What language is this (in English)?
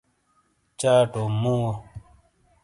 Shina